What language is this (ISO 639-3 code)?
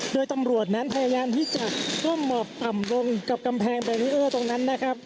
tha